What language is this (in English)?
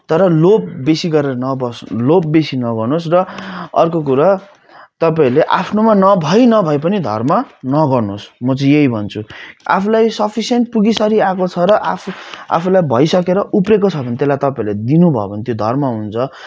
Nepali